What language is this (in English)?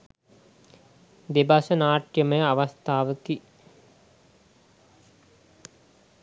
Sinhala